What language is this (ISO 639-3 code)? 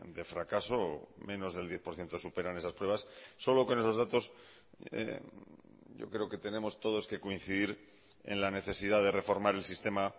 spa